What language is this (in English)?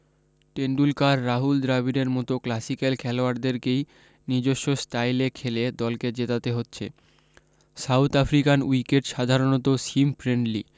Bangla